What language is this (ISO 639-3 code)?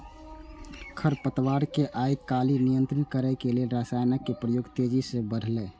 mai